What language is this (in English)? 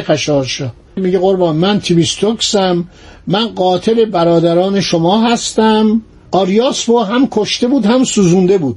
Persian